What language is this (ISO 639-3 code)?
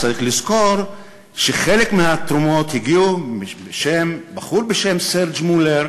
heb